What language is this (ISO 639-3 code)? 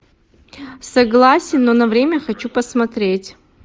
rus